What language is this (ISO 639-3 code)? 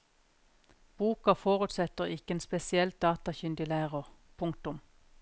nor